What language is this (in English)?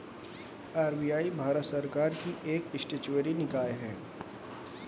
Hindi